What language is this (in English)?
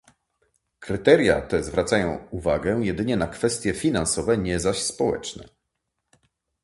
Polish